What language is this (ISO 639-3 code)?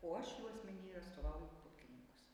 lit